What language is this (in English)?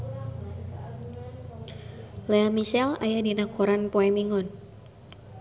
Sundanese